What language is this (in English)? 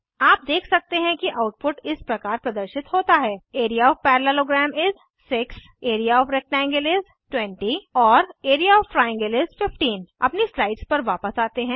Hindi